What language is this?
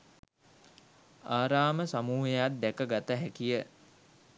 Sinhala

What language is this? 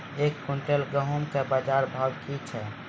Maithili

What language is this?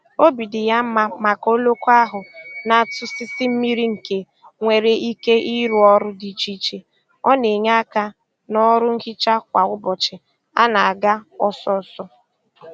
Igbo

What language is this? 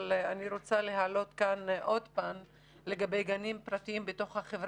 Hebrew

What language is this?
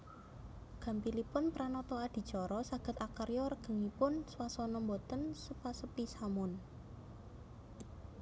Javanese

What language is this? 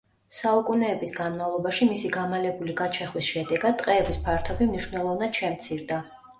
Georgian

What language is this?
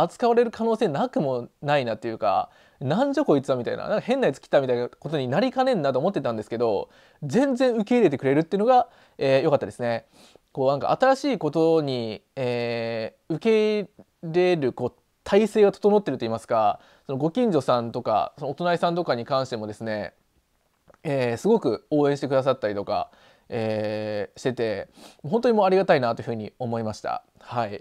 Japanese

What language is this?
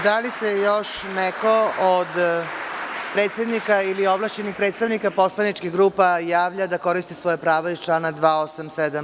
Serbian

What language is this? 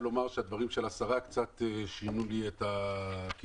Hebrew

